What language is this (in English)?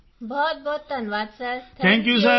Punjabi